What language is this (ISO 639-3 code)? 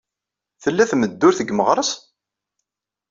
kab